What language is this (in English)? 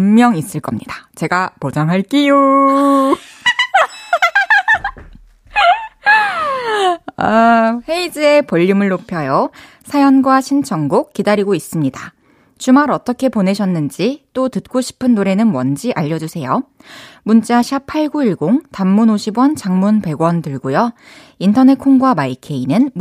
Korean